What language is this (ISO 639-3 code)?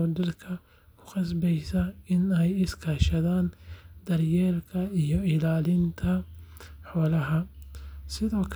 som